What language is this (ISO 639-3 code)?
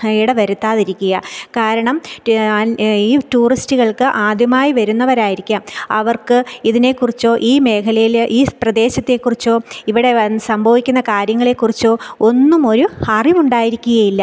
mal